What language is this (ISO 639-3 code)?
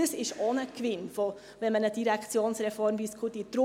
gsw